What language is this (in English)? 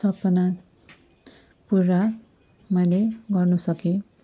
Nepali